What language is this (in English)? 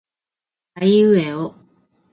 Japanese